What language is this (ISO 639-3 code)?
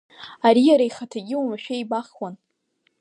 abk